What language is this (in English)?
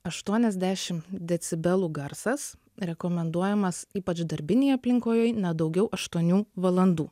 Lithuanian